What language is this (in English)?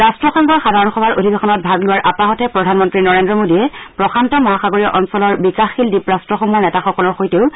Assamese